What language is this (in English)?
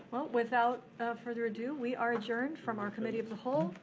English